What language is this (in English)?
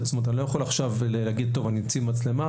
Hebrew